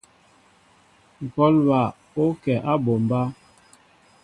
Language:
Mbo (Cameroon)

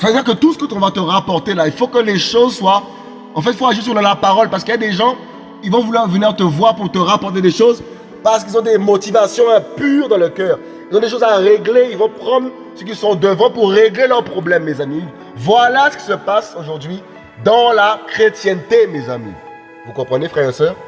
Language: French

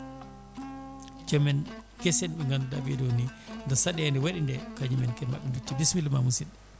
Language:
Fula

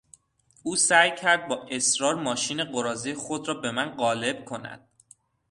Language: Persian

